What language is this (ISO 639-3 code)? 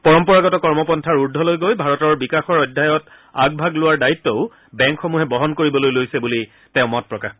asm